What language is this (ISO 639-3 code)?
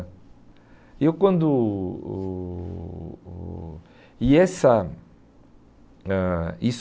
por